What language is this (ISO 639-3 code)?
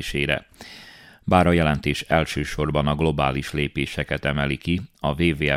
hun